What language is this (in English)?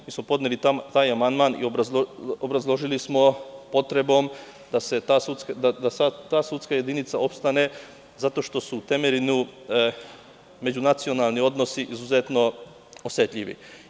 Serbian